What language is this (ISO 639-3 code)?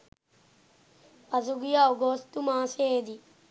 sin